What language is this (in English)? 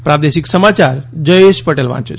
Gujarati